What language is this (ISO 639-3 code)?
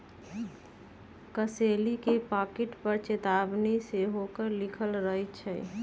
mag